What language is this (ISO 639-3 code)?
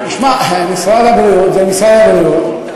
heb